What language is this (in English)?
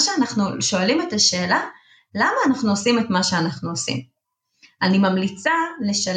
Hebrew